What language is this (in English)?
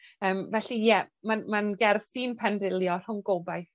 Welsh